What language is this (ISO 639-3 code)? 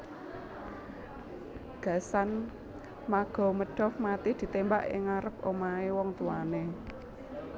jav